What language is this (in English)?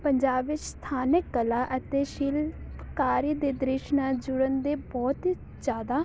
Punjabi